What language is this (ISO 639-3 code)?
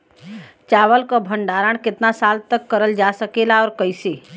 bho